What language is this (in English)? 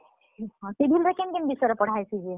Odia